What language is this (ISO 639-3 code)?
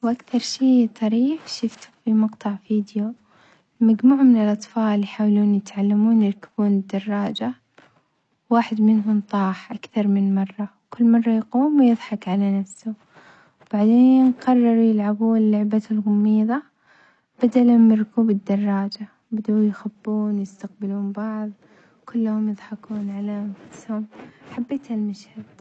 acx